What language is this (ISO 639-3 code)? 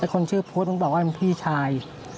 tha